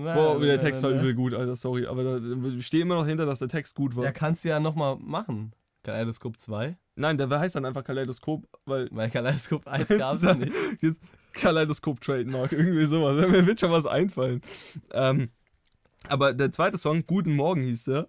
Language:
German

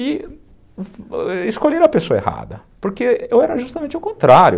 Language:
Portuguese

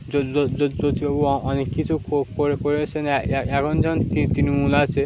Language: Bangla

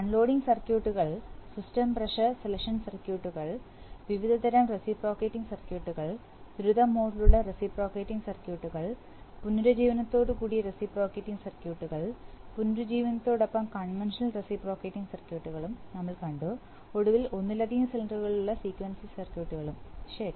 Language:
Malayalam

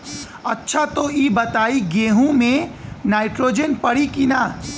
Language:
Bhojpuri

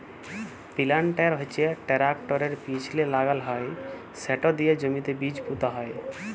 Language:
Bangla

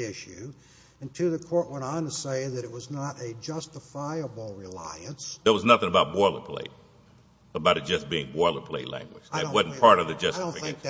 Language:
English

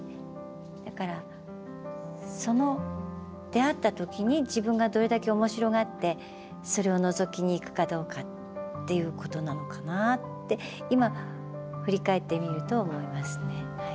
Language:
Japanese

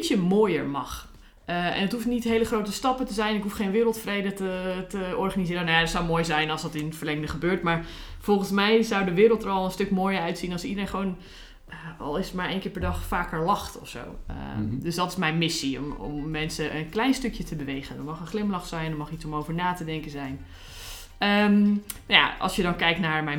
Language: Dutch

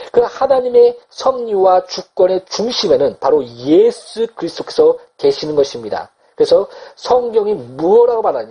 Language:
Korean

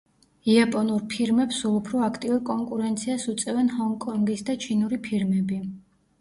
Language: Georgian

